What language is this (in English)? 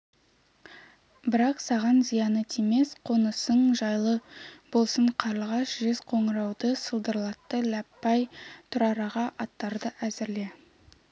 Kazakh